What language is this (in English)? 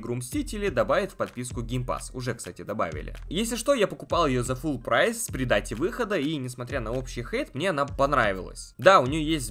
Russian